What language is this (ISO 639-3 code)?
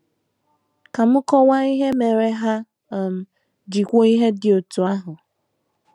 ibo